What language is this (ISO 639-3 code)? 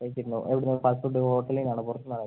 mal